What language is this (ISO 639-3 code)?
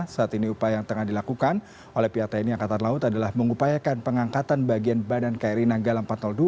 ind